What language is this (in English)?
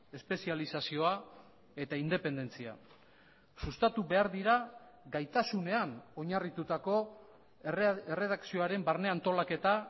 Basque